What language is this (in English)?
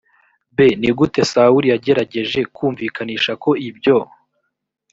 Kinyarwanda